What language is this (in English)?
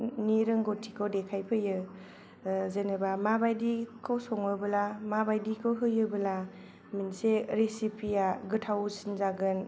Bodo